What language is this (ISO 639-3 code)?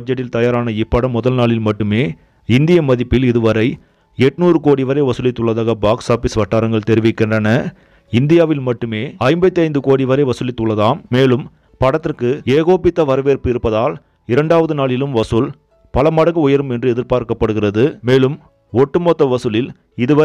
ron